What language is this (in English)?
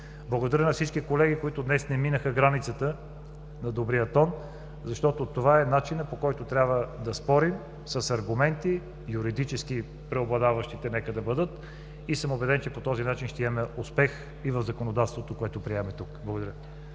Bulgarian